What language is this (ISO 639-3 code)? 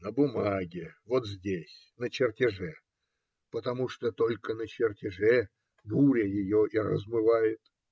rus